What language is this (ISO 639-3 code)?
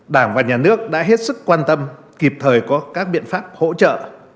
vie